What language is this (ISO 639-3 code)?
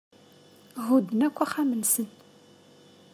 kab